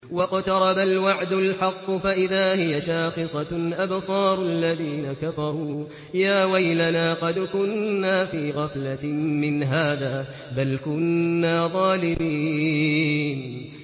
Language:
Arabic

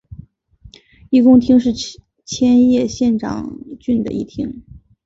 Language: Chinese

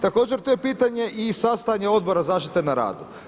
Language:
Croatian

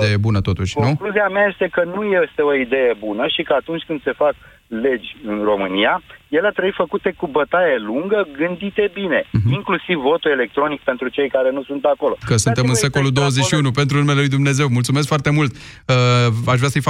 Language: Romanian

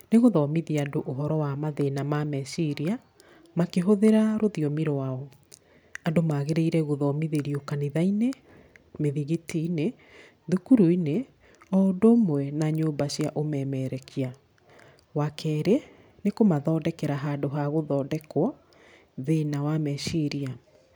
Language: Kikuyu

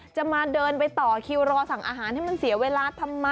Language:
Thai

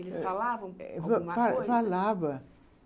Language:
Portuguese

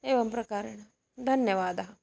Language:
Sanskrit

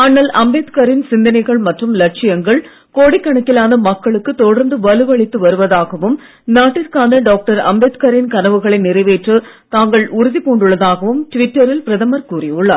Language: Tamil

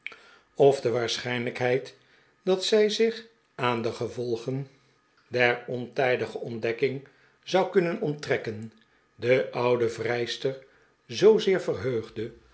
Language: Dutch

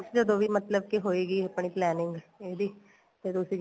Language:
Punjabi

